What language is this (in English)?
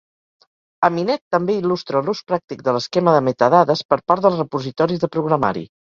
Catalan